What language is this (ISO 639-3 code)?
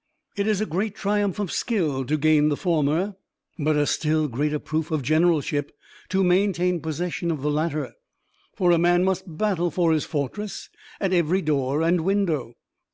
eng